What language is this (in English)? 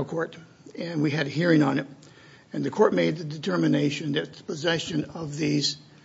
English